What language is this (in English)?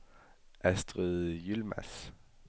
Danish